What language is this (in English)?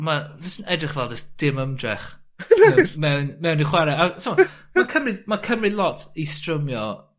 Welsh